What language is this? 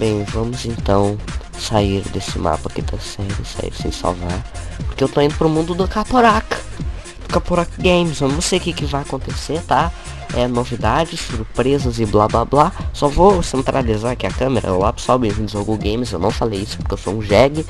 Portuguese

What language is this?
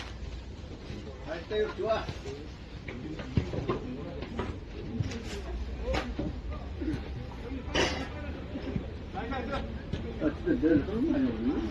Korean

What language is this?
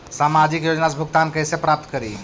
Magahi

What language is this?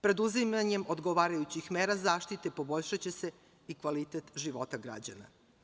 Serbian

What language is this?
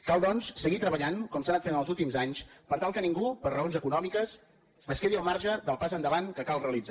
Catalan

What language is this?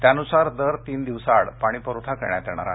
Marathi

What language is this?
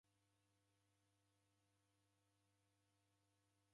Taita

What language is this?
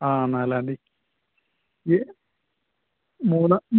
Malayalam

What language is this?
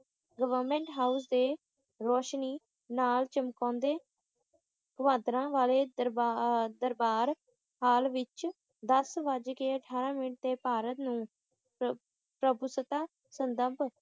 Punjabi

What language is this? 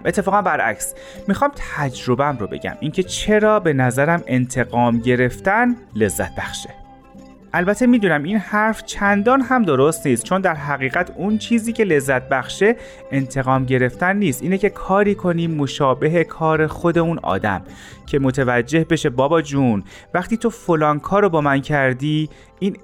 Persian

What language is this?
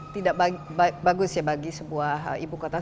Indonesian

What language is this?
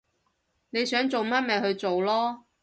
Cantonese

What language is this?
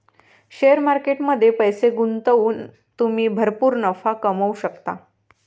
Marathi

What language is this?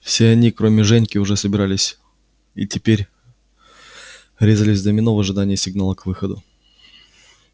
Russian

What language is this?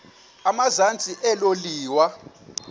Xhosa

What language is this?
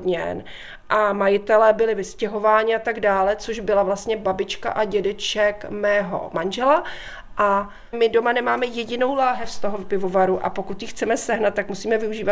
Czech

